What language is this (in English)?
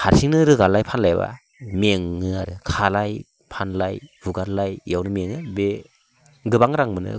Bodo